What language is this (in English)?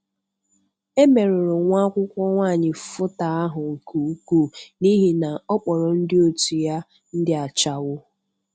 Igbo